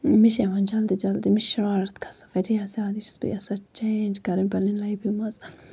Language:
Kashmiri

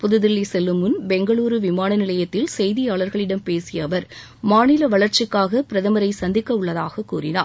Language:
Tamil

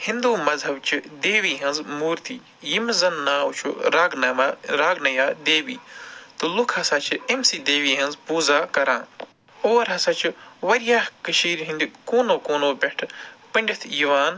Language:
Kashmiri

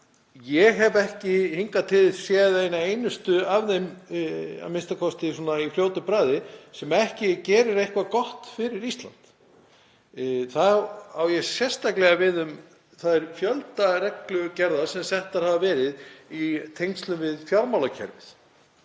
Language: Icelandic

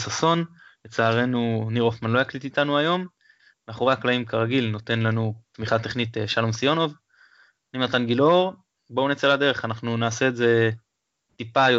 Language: Hebrew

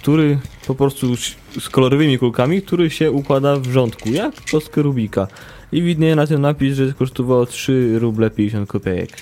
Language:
Polish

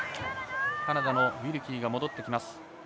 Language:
Japanese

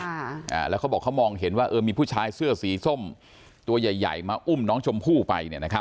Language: Thai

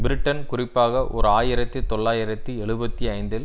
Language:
Tamil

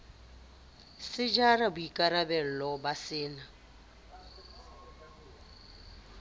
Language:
Southern Sotho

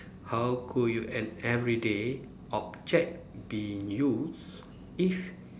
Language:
English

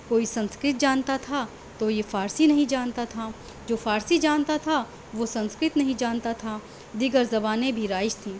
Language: Urdu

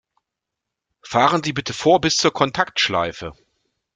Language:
German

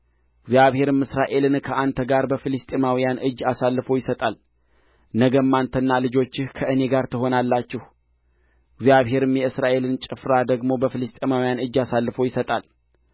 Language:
Amharic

